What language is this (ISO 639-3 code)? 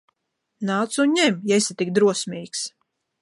lav